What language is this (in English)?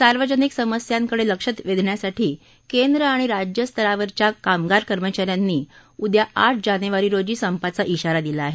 Marathi